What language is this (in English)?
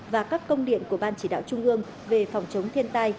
Vietnamese